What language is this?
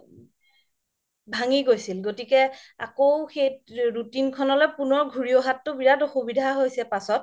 Assamese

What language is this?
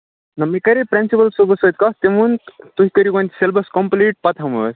Kashmiri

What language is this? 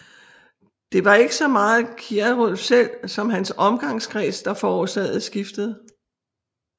Danish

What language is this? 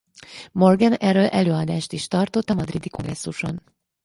Hungarian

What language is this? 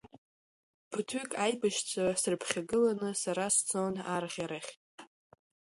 Abkhazian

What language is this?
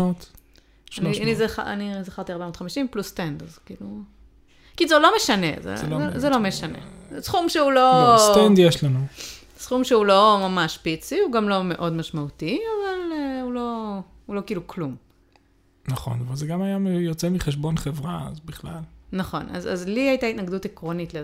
Hebrew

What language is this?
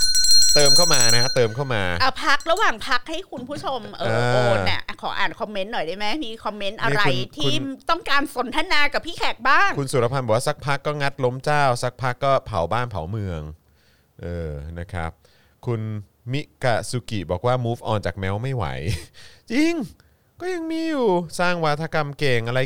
Thai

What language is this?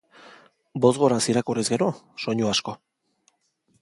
Basque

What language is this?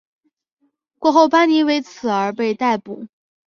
Chinese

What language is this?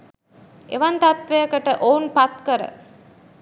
Sinhala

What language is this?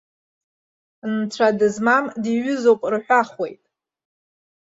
Abkhazian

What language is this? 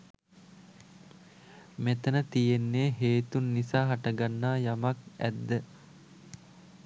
Sinhala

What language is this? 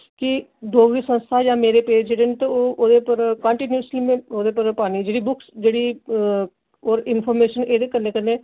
Dogri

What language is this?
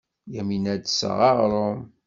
Kabyle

